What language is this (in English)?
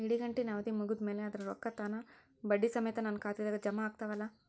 Kannada